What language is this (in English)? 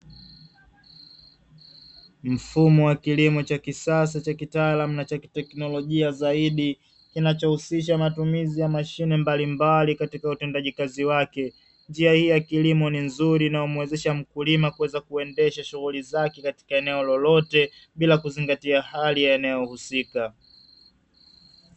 Swahili